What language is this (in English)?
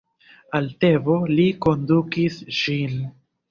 Esperanto